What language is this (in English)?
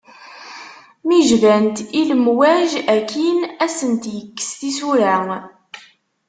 Kabyle